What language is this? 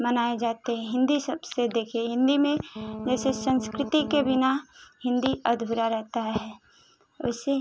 Hindi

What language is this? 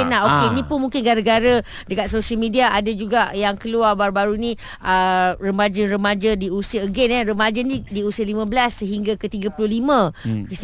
Malay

